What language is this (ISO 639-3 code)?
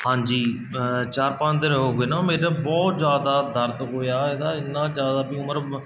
pan